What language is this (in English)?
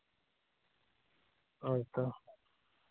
Santali